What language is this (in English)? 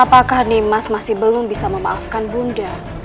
Indonesian